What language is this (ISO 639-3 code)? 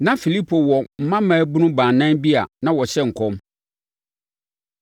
aka